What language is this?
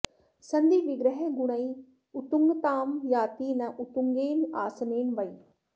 Sanskrit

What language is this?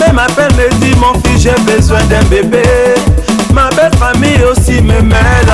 French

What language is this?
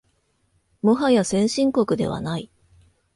Japanese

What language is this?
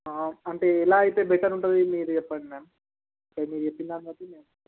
Telugu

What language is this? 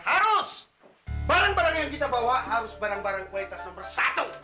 Indonesian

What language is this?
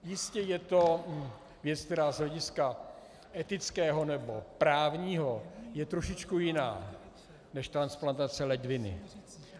Czech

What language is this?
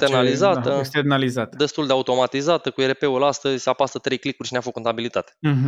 Romanian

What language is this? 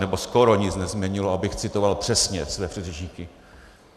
Czech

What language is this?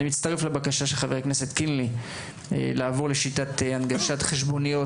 Hebrew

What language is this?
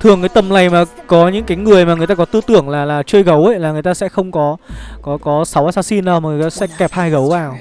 Vietnamese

